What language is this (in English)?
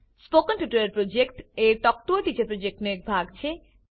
Gujarati